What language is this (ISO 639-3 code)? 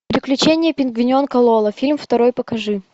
rus